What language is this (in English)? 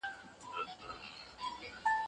Pashto